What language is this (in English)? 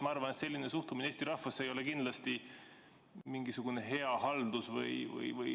Estonian